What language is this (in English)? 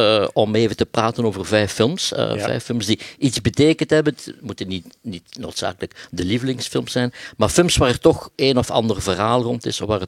Dutch